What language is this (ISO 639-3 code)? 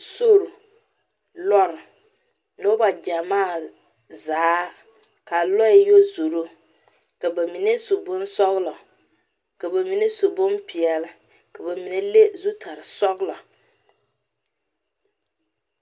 dga